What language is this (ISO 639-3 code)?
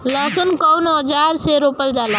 bho